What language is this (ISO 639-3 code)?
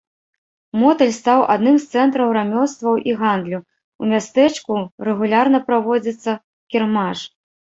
bel